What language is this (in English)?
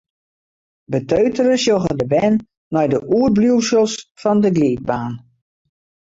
Western Frisian